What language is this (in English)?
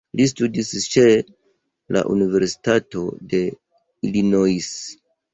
Esperanto